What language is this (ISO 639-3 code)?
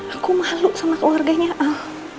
ind